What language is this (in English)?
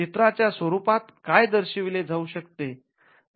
Marathi